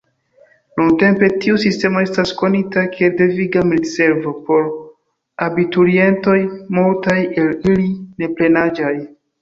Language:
Esperanto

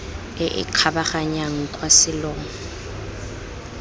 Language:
Tswana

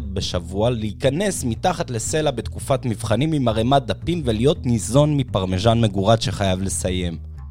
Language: Hebrew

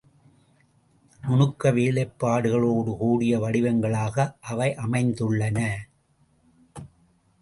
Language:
Tamil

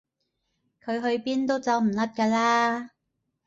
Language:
Cantonese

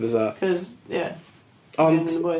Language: Welsh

